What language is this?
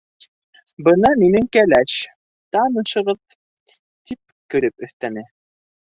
Bashkir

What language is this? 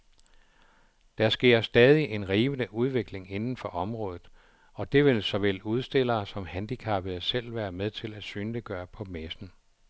Danish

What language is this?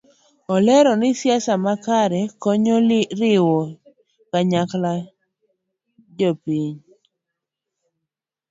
Luo (Kenya and Tanzania)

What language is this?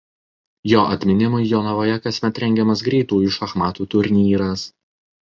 Lithuanian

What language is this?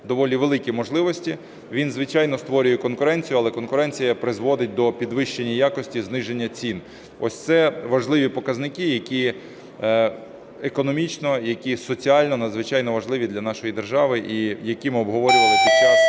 Ukrainian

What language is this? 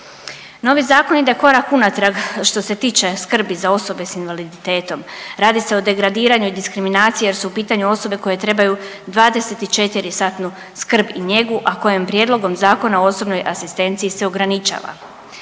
Croatian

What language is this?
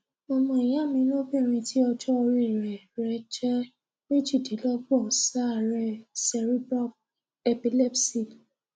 Yoruba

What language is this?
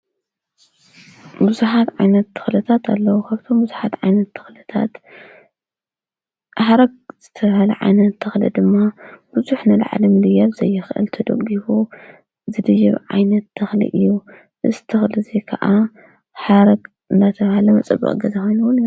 Tigrinya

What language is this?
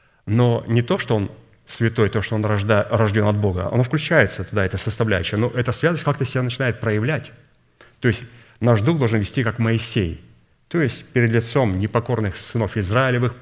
Russian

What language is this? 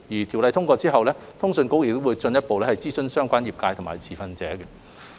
Cantonese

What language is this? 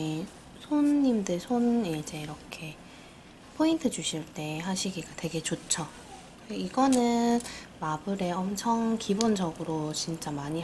Korean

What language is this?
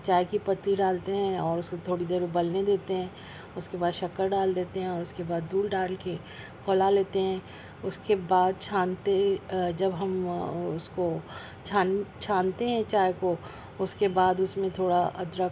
Urdu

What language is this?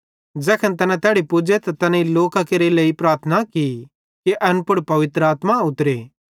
Bhadrawahi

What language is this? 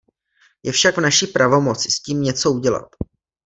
Czech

